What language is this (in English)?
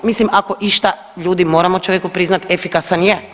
Croatian